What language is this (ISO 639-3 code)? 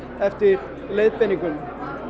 isl